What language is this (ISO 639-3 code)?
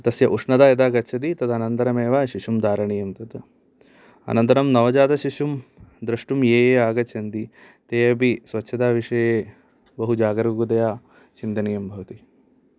san